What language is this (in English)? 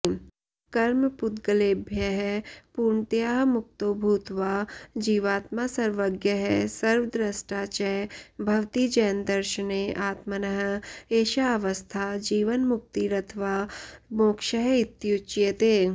Sanskrit